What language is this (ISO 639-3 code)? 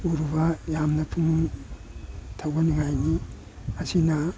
mni